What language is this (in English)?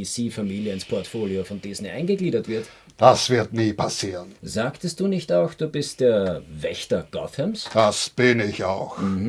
German